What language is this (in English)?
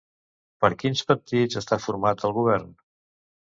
Catalan